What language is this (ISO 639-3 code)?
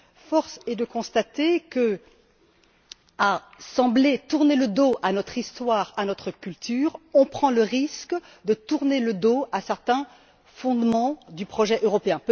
fra